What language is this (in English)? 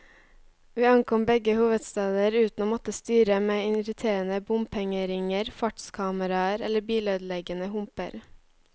Norwegian